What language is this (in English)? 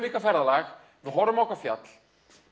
Icelandic